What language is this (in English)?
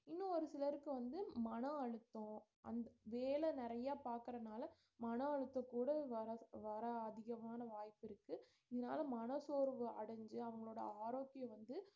Tamil